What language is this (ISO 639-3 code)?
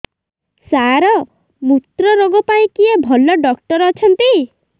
ori